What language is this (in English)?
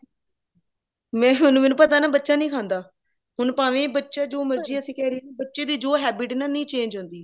Punjabi